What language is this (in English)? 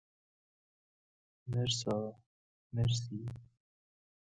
Persian